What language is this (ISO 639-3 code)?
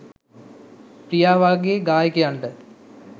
sin